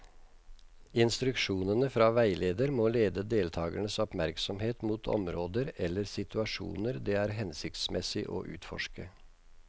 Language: Norwegian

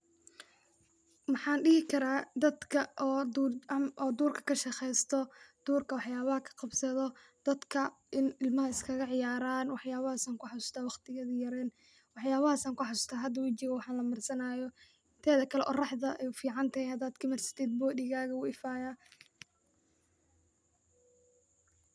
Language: Somali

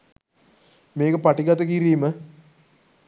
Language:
Sinhala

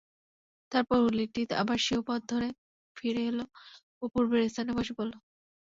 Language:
Bangla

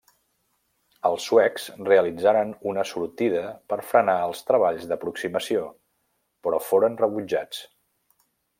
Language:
Catalan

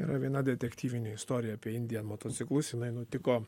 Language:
Lithuanian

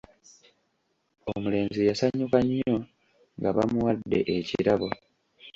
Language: Ganda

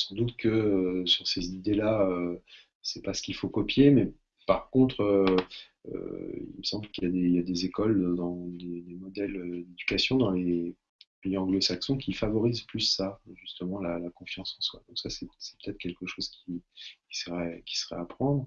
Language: French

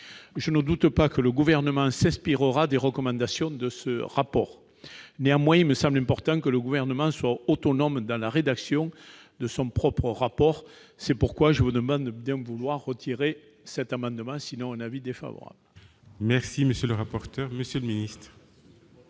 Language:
French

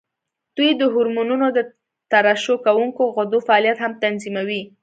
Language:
Pashto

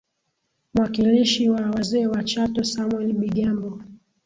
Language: Swahili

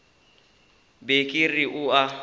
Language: Northern Sotho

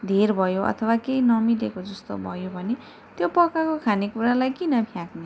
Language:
Nepali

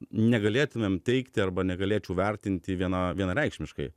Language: Lithuanian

